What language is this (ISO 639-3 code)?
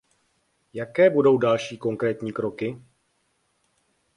ces